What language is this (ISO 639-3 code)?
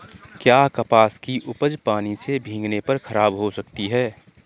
hin